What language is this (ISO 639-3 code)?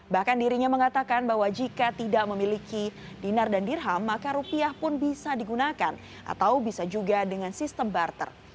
ind